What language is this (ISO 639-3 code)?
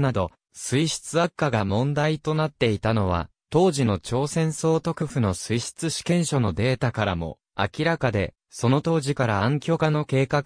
jpn